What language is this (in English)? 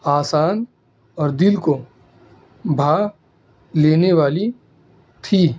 Urdu